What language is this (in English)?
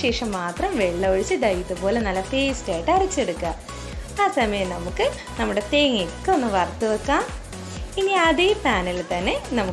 Turkish